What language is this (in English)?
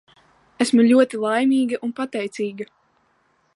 Latvian